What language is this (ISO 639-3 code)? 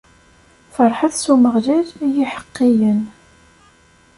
kab